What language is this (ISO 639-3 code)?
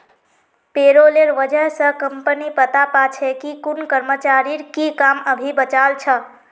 mag